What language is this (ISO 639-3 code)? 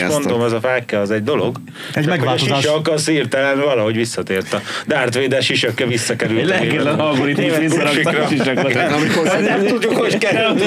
hun